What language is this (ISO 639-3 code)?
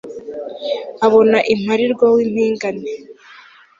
kin